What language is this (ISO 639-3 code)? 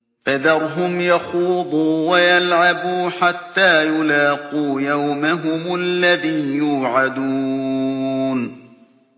ara